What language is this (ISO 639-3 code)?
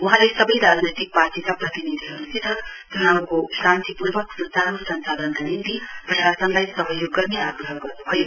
nep